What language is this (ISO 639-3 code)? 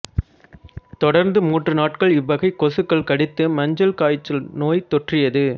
tam